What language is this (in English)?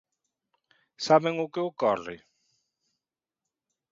Galician